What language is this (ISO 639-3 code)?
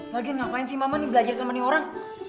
ind